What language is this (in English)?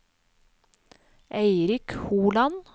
Norwegian